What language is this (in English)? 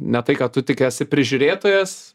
Lithuanian